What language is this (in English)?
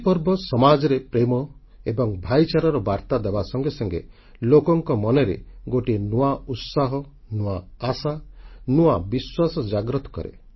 Odia